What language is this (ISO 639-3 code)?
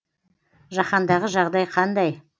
kaz